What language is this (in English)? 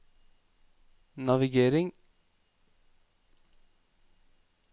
Norwegian